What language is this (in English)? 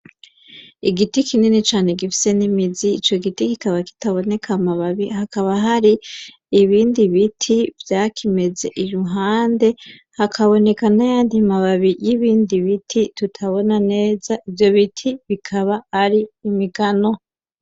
Rundi